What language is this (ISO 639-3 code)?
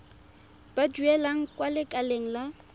tsn